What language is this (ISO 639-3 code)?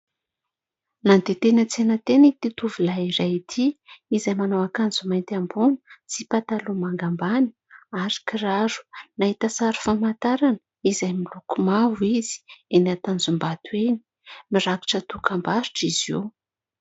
mlg